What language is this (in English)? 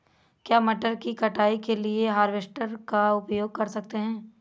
Hindi